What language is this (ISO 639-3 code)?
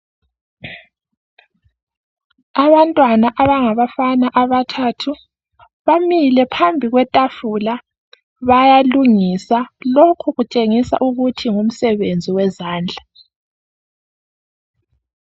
nde